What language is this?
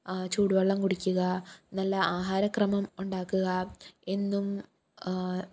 Malayalam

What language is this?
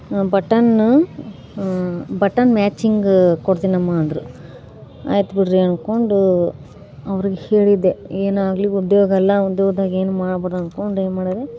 Kannada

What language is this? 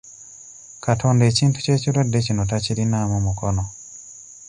Ganda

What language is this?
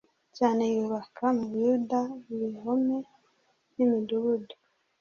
Kinyarwanda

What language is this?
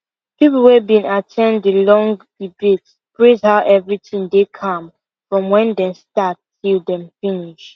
Nigerian Pidgin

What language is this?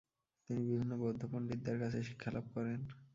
Bangla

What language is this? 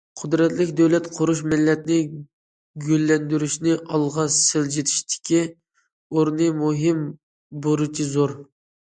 Uyghur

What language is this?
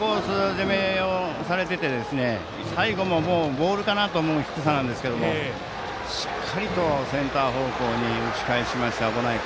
Japanese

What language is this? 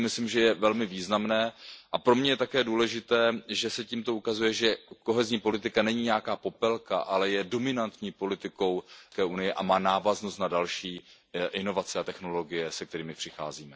Czech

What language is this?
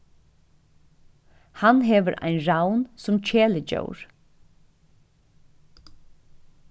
Faroese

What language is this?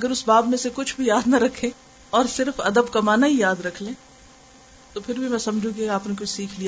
Urdu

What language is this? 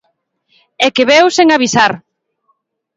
Galician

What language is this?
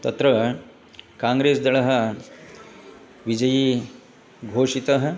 Sanskrit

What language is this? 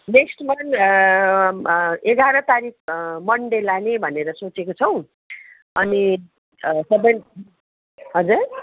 Nepali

